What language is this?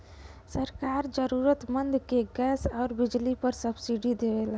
Bhojpuri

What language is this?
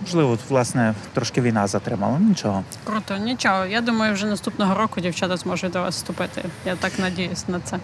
Ukrainian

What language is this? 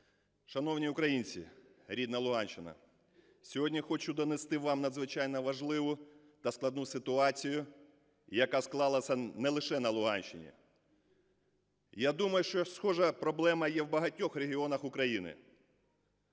Ukrainian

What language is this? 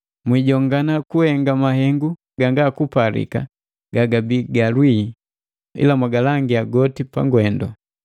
Matengo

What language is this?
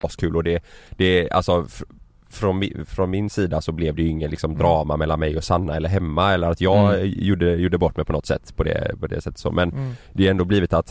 Swedish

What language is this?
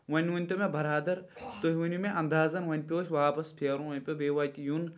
Kashmiri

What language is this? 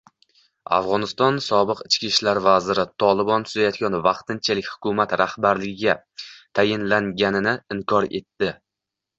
Uzbek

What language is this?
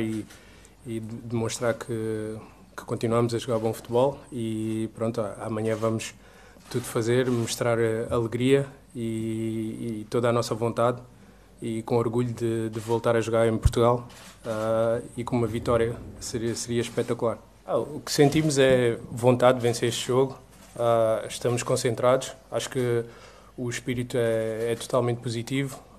Portuguese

